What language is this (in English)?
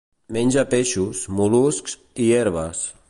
Catalan